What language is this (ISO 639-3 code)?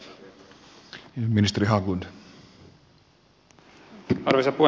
fin